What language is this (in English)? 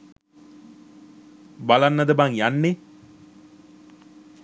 Sinhala